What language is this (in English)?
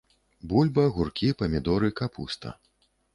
Belarusian